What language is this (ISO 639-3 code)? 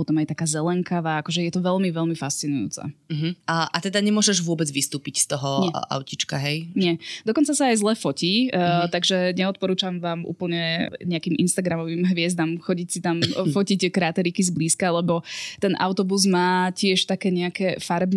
slk